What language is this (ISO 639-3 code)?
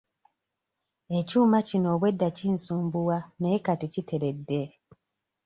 lug